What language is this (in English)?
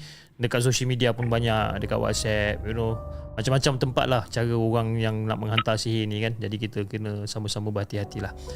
Malay